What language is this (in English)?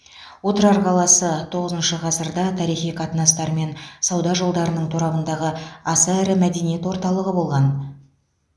Kazakh